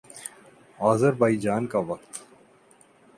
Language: Urdu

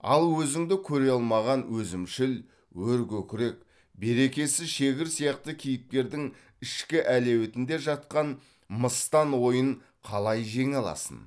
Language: Kazakh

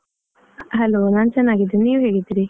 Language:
Kannada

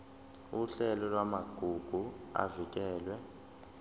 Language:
Zulu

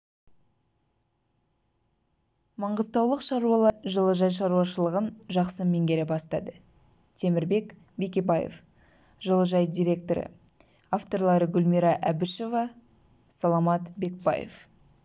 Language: Kazakh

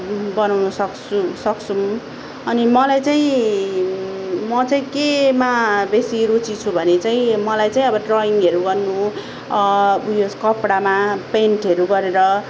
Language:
Nepali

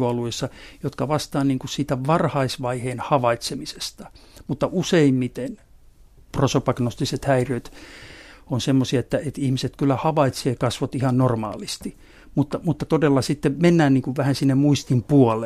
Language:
Finnish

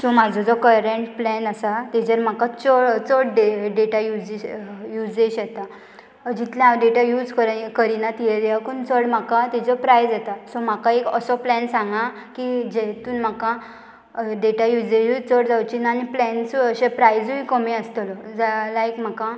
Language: Konkani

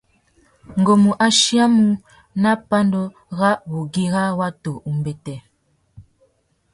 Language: Tuki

